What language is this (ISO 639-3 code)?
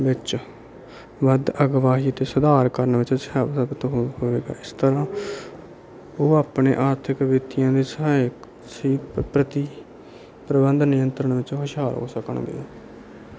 pan